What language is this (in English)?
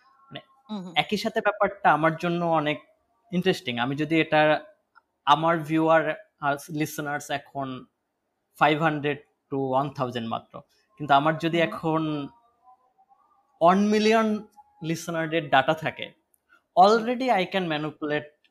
Bangla